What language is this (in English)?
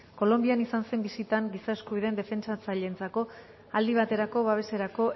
Basque